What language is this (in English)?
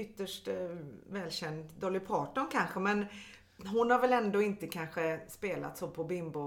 Swedish